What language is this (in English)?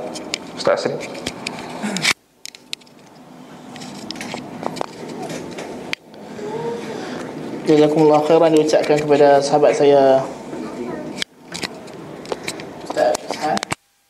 Malay